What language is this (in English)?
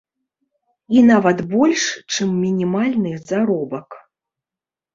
Belarusian